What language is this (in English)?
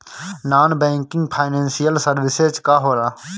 Bhojpuri